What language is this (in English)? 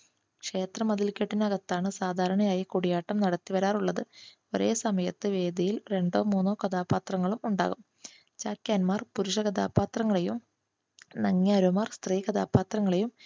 Malayalam